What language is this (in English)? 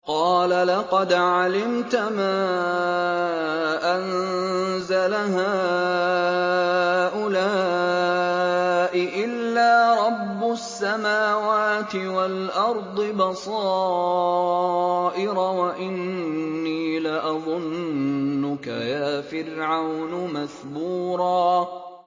Arabic